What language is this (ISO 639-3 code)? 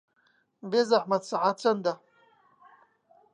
ckb